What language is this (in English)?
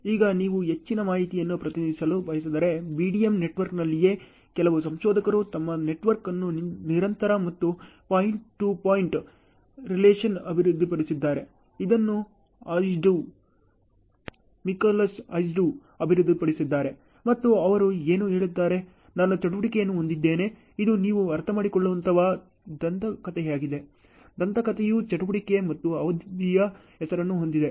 Kannada